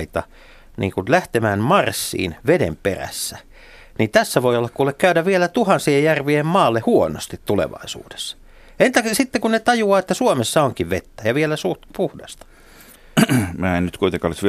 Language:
Finnish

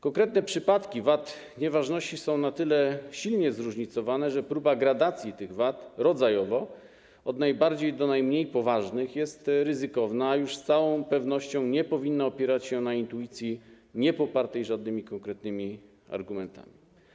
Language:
Polish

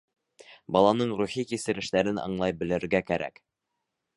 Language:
Bashkir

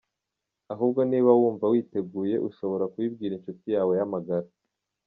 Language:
Kinyarwanda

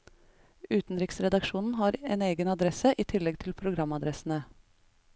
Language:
Norwegian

